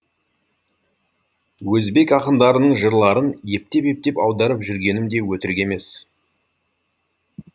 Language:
Kazakh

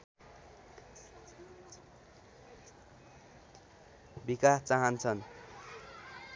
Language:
Nepali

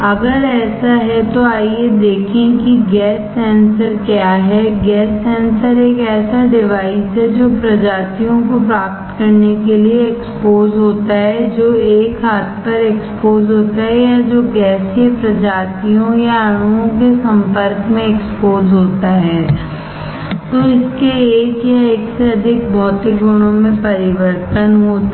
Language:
Hindi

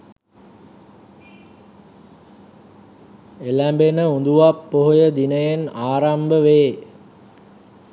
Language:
Sinhala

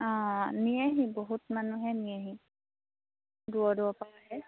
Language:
Assamese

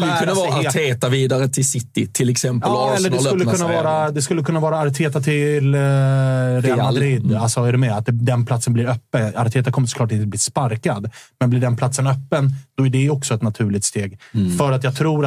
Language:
Swedish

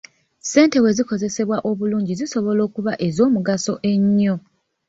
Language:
Ganda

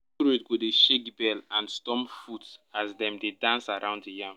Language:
Nigerian Pidgin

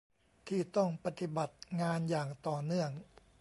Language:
Thai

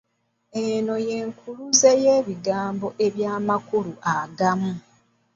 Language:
Ganda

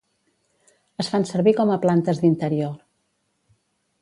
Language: Catalan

